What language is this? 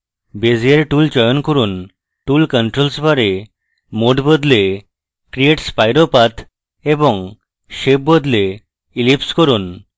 Bangla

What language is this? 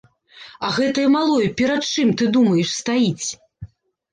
Belarusian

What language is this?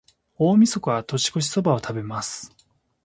Japanese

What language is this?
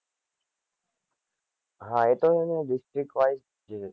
Gujarati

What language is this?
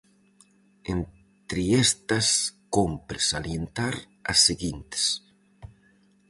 Galician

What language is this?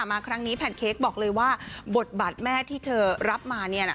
Thai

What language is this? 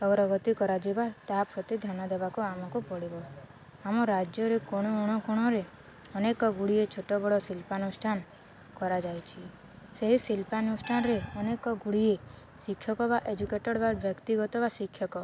Odia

